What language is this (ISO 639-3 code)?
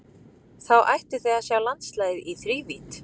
isl